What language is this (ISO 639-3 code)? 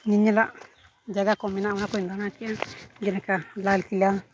sat